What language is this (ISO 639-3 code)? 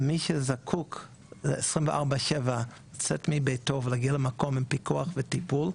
heb